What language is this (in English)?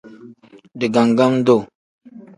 Tem